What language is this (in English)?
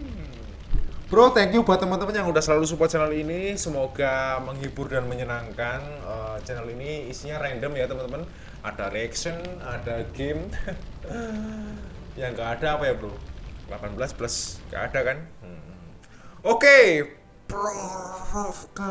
Indonesian